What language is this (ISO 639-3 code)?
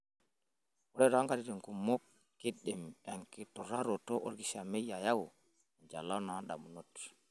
mas